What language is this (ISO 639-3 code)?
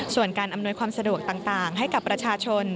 tha